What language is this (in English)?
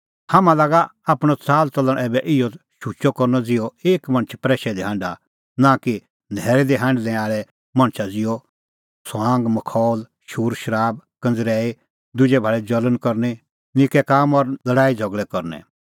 Kullu Pahari